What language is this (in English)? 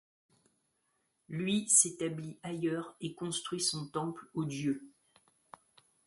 French